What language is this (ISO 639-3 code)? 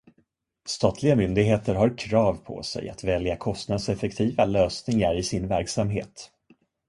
swe